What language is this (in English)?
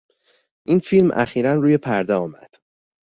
Persian